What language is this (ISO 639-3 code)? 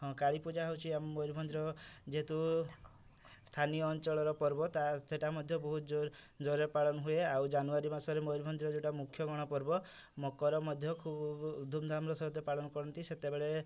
ori